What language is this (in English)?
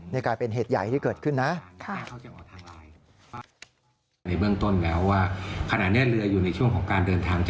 Thai